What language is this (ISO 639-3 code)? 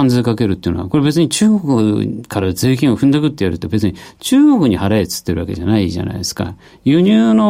jpn